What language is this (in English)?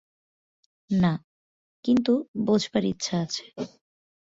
Bangla